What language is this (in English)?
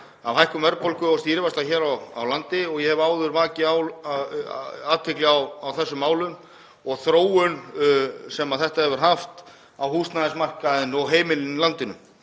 Icelandic